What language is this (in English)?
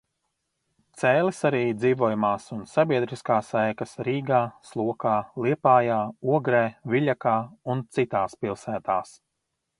Latvian